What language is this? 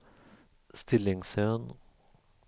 Swedish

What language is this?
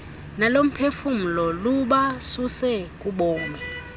Xhosa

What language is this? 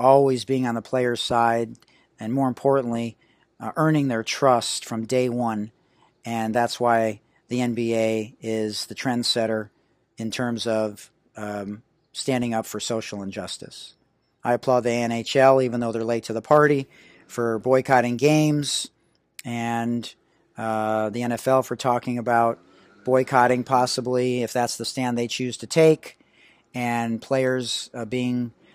English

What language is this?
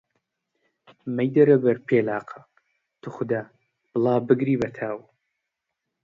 Central Kurdish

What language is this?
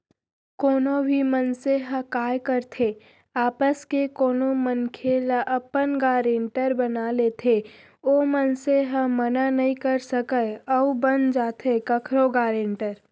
Chhattisgarhi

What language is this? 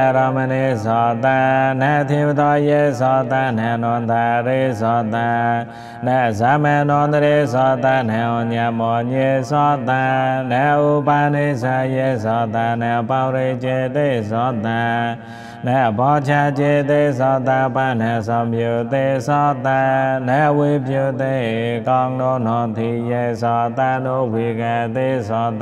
Thai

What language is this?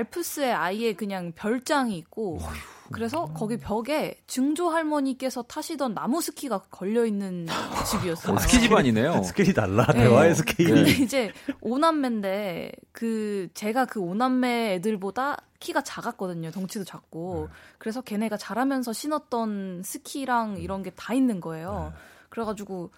Korean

